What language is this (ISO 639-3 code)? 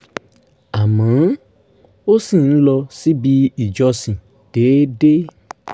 yor